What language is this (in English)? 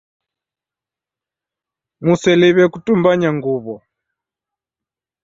Taita